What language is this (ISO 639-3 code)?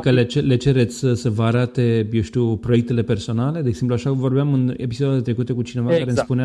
ron